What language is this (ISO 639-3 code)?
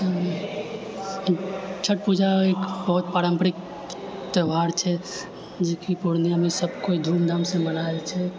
mai